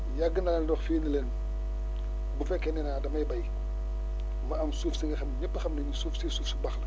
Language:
Wolof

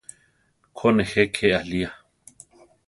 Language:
Central Tarahumara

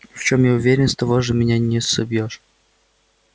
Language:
Russian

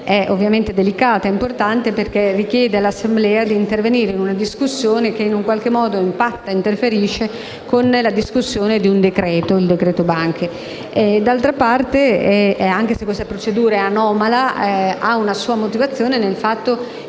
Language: Italian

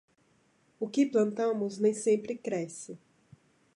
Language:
Portuguese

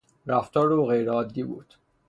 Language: Persian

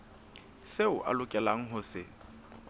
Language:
Southern Sotho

